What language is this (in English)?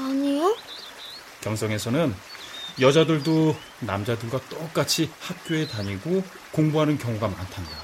Korean